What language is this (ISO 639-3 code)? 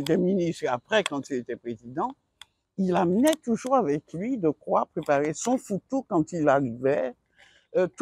fra